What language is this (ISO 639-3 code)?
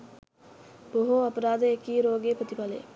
sin